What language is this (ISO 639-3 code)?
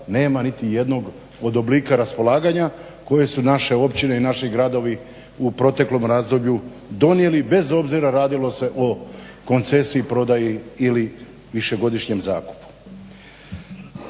hrv